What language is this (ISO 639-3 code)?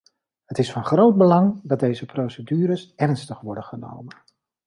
nld